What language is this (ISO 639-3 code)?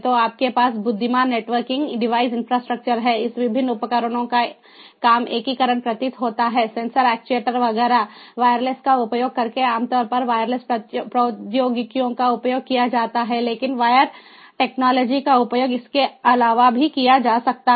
hin